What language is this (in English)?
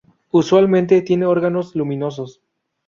Spanish